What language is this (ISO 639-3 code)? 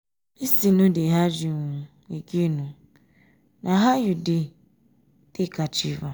pcm